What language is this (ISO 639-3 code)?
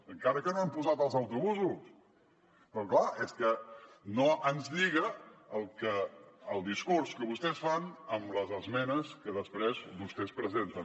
cat